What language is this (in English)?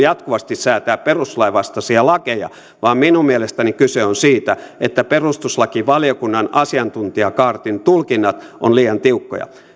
Finnish